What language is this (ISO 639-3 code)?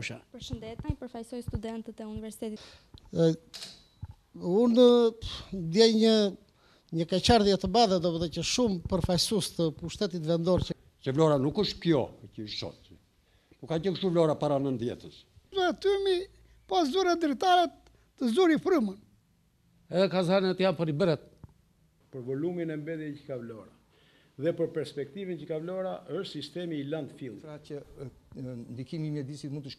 ron